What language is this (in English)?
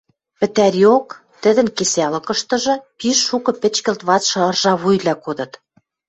Western Mari